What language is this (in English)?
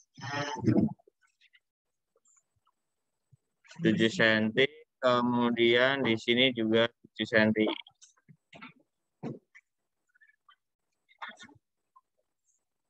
Indonesian